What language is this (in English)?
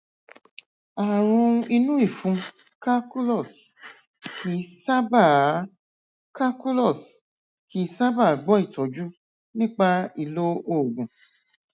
Yoruba